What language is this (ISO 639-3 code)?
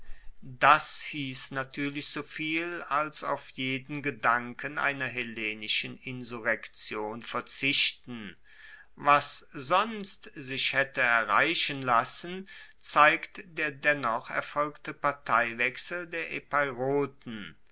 deu